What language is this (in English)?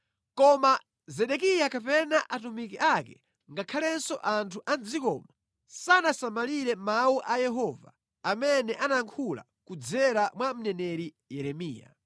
Nyanja